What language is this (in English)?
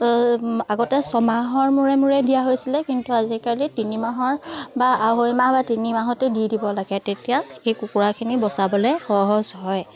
Assamese